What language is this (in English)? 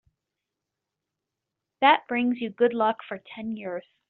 English